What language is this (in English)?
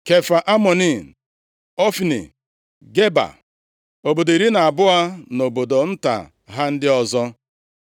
Igbo